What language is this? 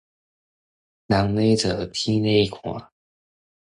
Min Nan Chinese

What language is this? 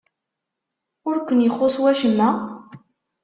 Kabyle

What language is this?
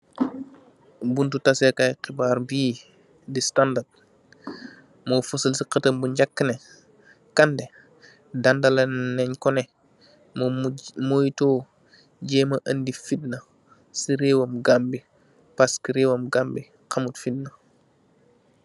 Wolof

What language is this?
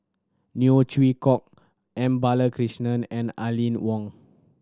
English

